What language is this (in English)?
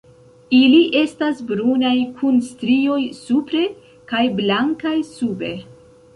Esperanto